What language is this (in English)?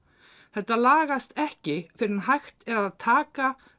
Icelandic